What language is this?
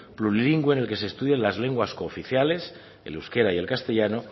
Spanish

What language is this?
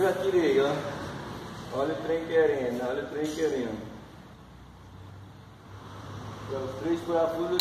Portuguese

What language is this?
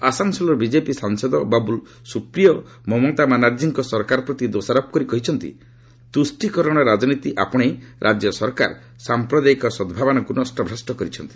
Odia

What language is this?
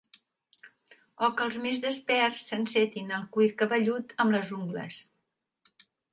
Catalan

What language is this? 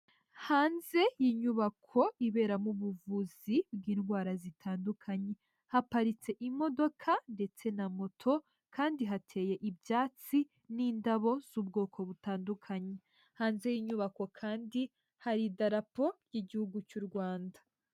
Kinyarwanda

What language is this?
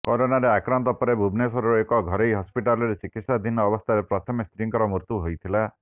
Odia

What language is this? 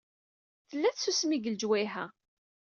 Kabyle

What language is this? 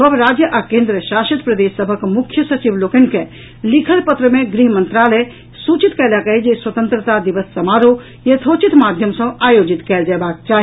Maithili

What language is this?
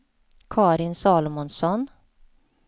Swedish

